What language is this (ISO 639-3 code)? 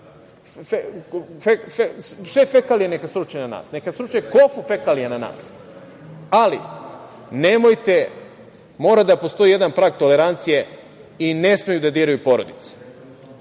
srp